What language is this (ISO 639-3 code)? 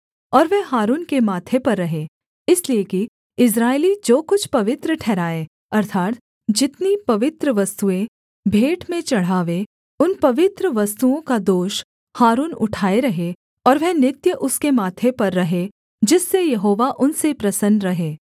hin